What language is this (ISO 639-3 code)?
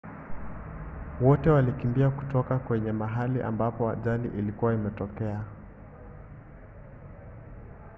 swa